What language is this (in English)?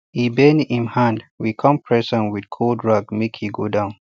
Nigerian Pidgin